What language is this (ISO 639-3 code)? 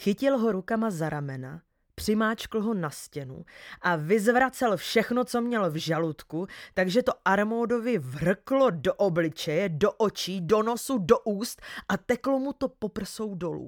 ces